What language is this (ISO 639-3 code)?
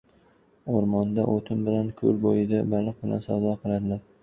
uzb